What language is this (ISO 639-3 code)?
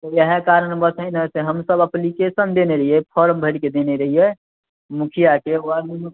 mai